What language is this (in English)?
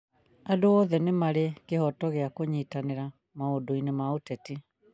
Kikuyu